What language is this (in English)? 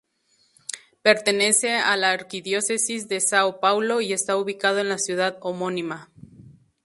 Spanish